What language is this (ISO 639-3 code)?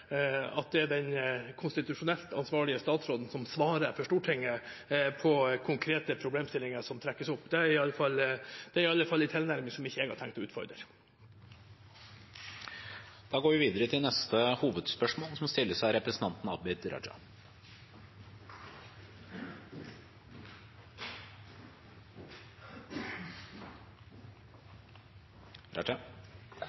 nor